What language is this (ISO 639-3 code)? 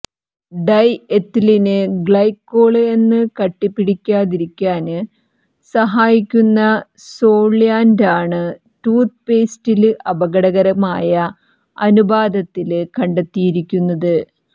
mal